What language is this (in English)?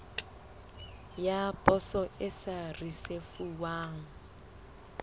Southern Sotho